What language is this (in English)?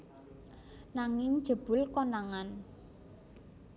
Javanese